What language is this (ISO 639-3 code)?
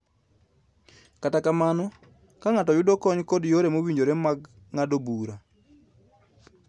luo